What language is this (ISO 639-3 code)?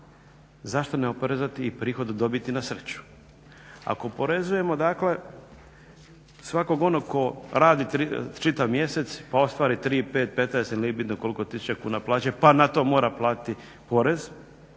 hrv